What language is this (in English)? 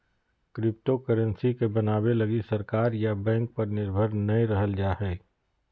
Magahi